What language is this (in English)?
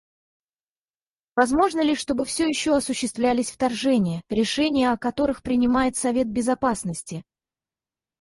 Russian